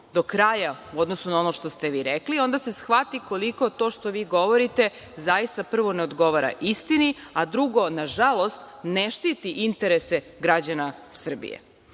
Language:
Serbian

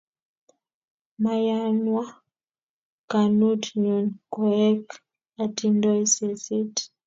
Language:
Kalenjin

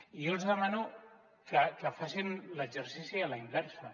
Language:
Catalan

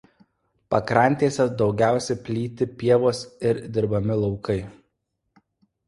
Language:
Lithuanian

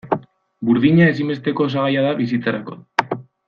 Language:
Basque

